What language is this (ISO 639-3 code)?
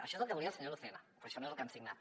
cat